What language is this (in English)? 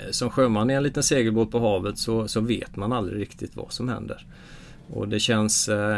Swedish